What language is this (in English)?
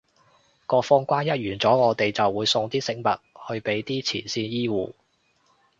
Cantonese